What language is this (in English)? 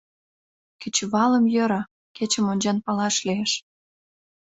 Mari